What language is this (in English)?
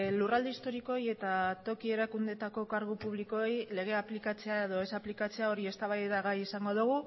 Basque